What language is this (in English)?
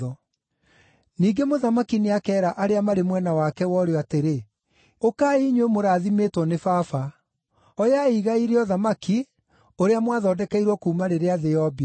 Kikuyu